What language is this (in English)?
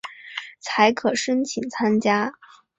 Chinese